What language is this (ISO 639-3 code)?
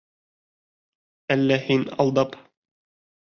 bak